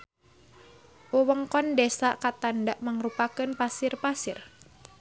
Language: Sundanese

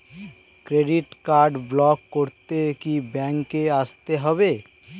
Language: Bangla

